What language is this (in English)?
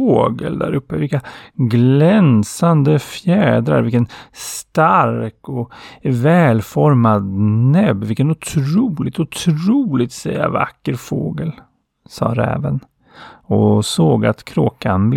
Swedish